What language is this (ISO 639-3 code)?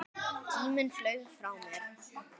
isl